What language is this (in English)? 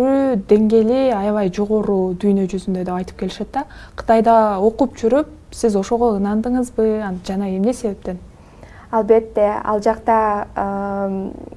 Turkish